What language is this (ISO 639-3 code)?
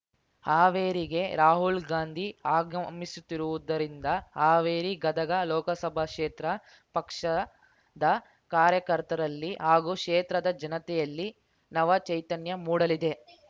kan